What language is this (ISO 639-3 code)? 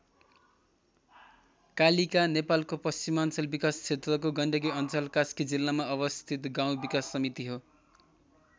nep